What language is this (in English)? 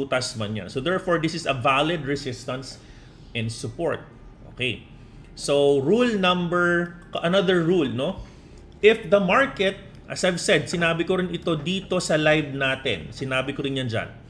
Filipino